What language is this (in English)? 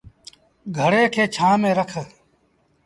Sindhi Bhil